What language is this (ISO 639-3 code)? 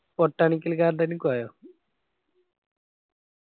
mal